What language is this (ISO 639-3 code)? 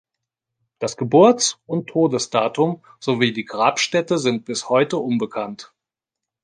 deu